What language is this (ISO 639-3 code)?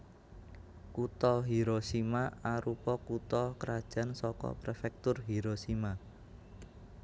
jav